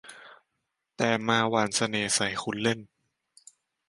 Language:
Thai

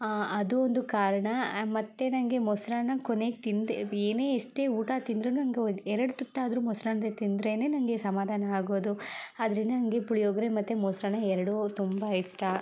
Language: Kannada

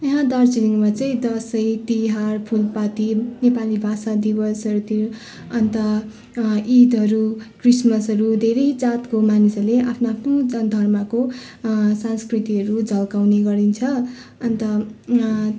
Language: Nepali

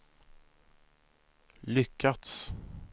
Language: Swedish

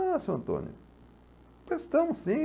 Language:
Portuguese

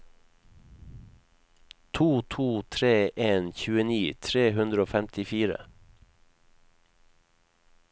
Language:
Norwegian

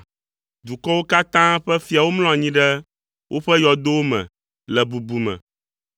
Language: Ewe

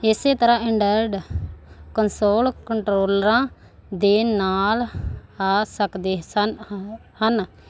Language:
Punjabi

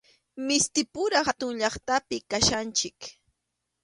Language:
Arequipa-La Unión Quechua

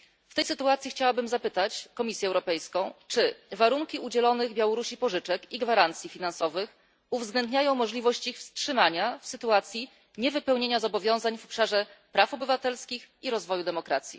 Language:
Polish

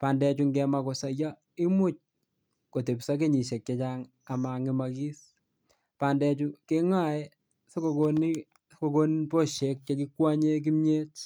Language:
Kalenjin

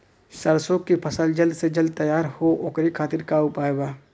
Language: Bhojpuri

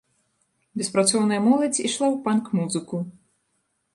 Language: Belarusian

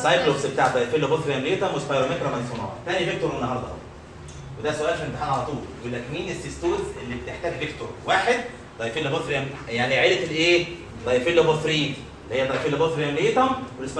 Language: Arabic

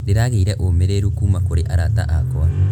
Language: Kikuyu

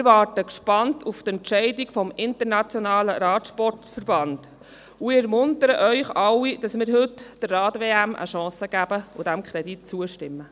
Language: Swiss German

